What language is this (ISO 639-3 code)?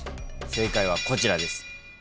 jpn